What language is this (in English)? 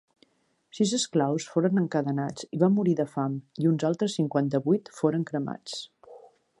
Catalan